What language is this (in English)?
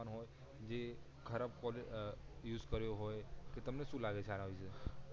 Gujarati